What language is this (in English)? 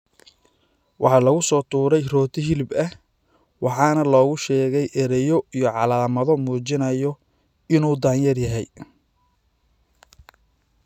Somali